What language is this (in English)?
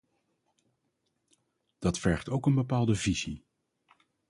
Dutch